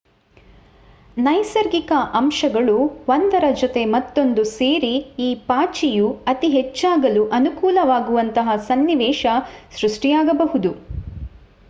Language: Kannada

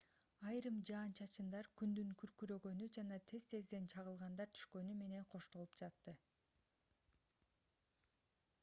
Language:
Kyrgyz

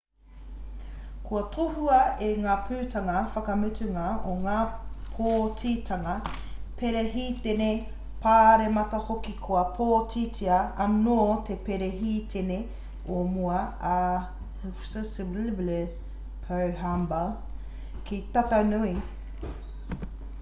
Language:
Māori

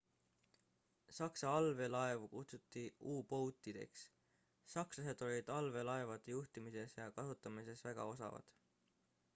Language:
Estonian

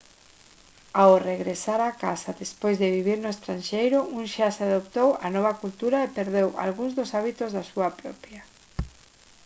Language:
Galician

